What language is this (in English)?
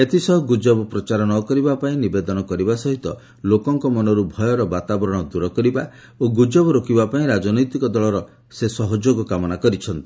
Odia